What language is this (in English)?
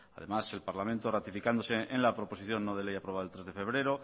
Spanish